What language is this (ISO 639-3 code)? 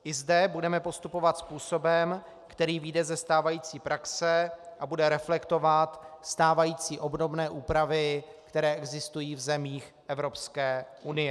ces